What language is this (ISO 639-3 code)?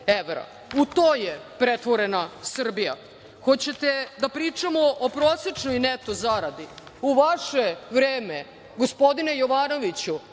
srp